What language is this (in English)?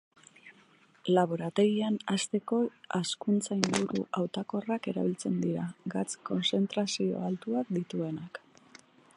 Basque